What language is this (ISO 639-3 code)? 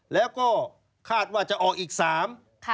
tha